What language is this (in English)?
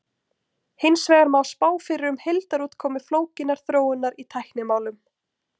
Icelandic